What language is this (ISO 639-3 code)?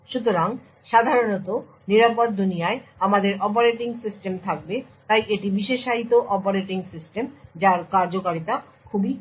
ben